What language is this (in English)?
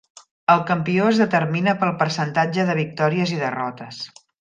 Catalan